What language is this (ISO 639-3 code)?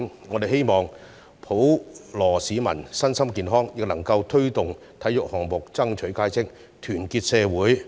yue